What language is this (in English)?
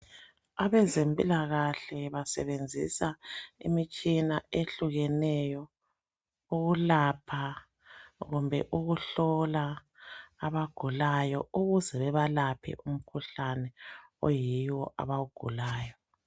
North Ndebele